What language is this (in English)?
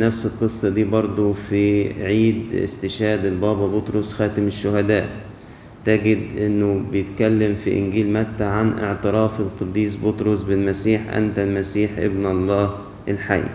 Arabic